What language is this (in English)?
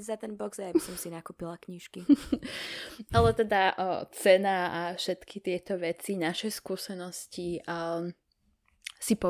Slovak